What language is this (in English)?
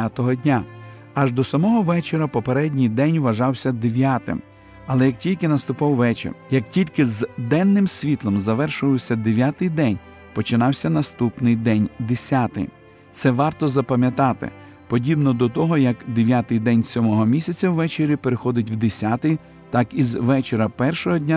Ukrainian